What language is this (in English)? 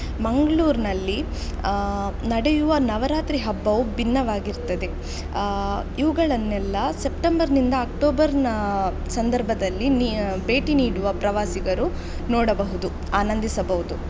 Kannada